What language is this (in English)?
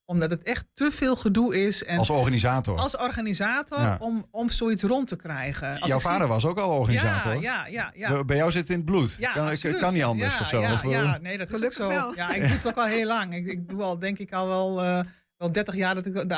Dutch